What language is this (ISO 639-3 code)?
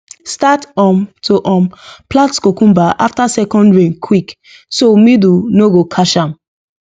pcm